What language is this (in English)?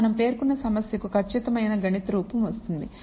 Telugu